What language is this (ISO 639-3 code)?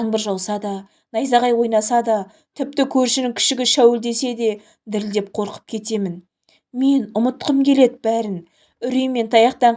tur